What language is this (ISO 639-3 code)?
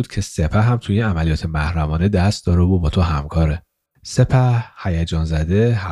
fas